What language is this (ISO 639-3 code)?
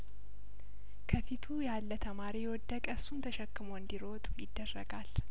amh